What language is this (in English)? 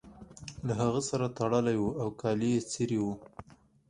Pashto